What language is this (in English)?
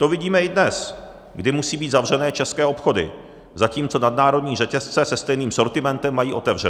Czech